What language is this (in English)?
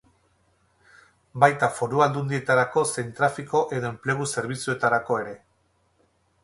Basque